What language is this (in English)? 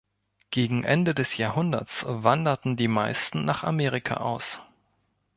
German